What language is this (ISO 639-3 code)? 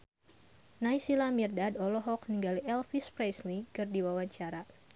sun